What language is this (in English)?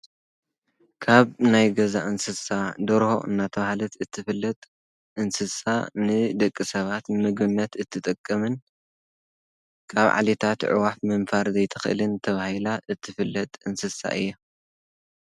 Tigrinya